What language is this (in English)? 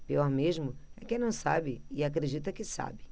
Portuguese